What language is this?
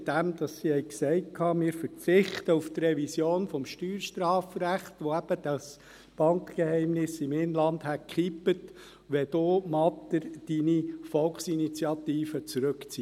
Swiss German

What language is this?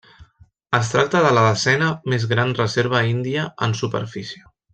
Catalan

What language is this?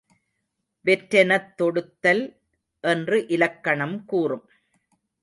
Tamil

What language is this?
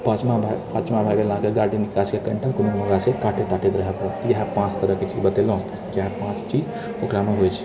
Maithili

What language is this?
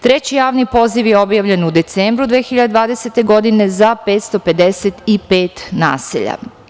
Serbian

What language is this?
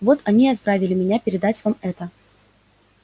Russian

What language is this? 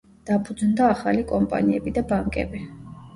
Georgian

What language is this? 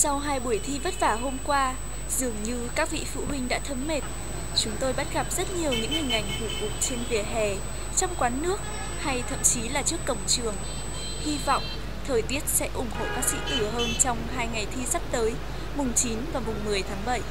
Vietnamese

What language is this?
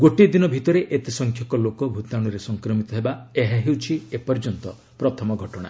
Odia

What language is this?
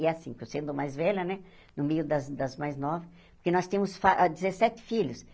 Portuguese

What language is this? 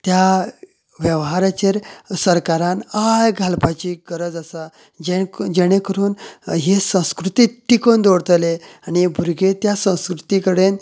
Konkani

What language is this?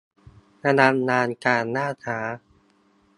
Thai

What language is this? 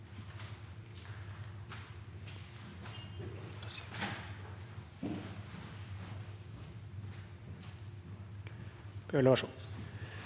Norwegian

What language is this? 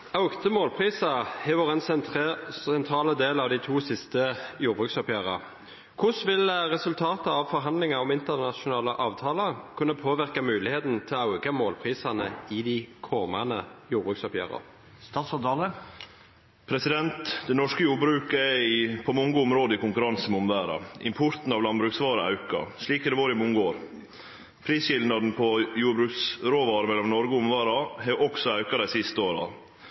Norwegian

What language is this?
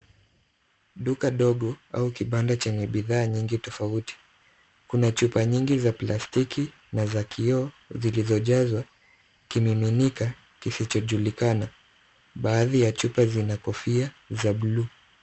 Swahili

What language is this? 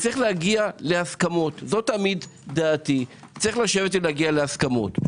Hebrew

